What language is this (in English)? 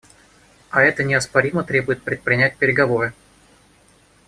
Russian